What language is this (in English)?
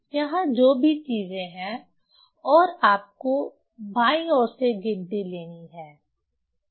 Hindi